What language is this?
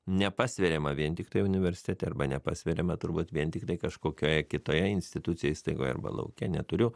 Lithuanian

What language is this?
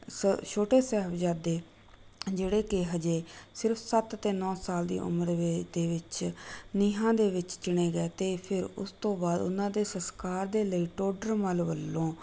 Punjabi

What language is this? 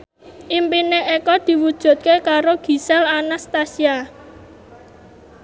Javanese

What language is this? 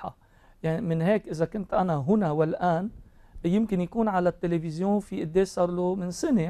Arabic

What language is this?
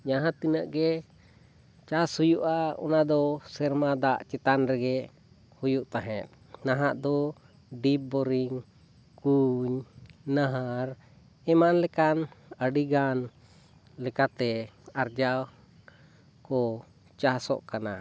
Santali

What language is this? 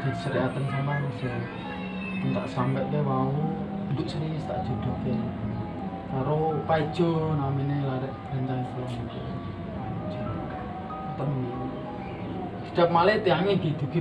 Indonesian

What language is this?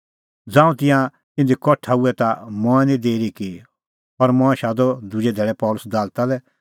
Kullu Pahari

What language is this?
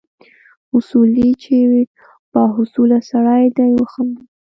Pashto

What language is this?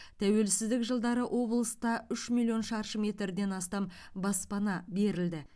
Kazakh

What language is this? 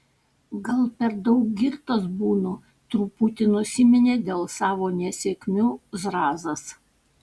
Lithuanian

